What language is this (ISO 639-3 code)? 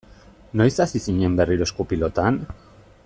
eus